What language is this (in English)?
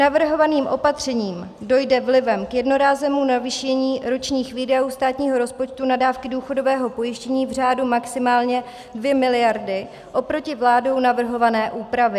Czech